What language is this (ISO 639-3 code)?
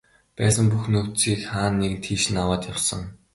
mon